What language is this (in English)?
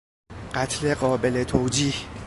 Persian